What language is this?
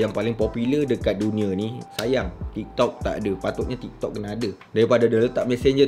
Malay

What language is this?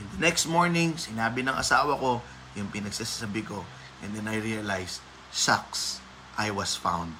Filipino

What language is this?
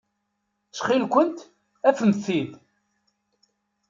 Kabyle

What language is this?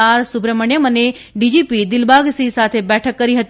Gujarati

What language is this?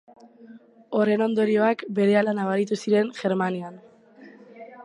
Basque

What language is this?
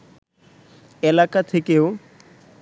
Bangla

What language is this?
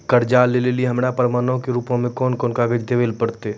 Maithili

